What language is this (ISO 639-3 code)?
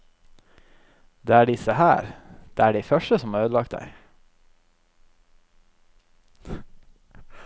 nor